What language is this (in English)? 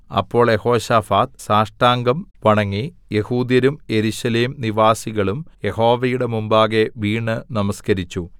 Malayalam